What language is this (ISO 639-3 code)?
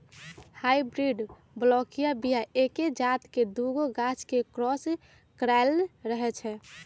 mag